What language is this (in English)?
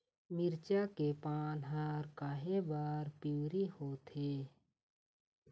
Chhattisgarhi